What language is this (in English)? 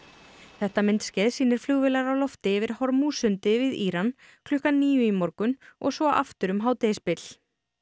Icelandic